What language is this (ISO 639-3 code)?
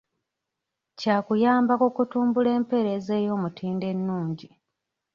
lug